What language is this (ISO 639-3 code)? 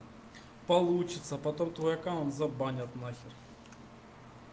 rus